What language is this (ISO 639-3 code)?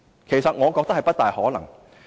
yue